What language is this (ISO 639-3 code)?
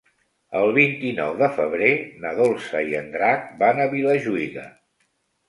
cat